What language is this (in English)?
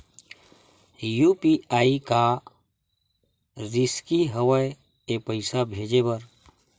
Chhattisgarhi